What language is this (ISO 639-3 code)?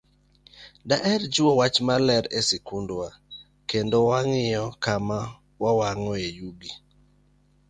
luo